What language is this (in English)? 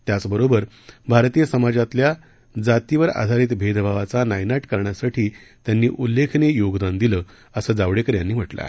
Marathi